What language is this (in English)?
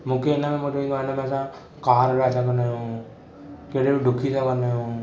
Sindhi